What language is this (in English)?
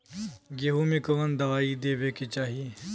Bhojpuri